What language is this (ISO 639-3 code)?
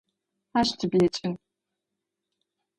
ady